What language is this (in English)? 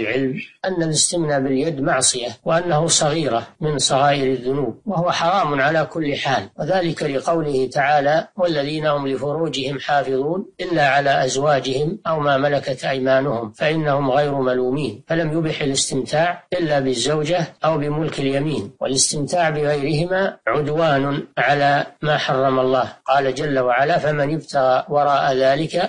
Arabic